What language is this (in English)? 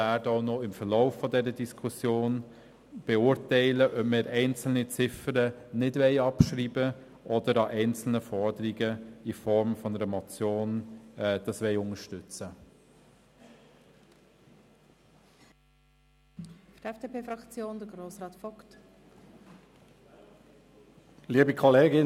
Swiss German